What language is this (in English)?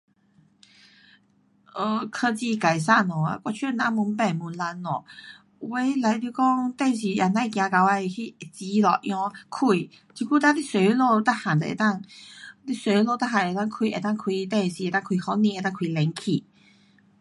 Pu-Xian Chinese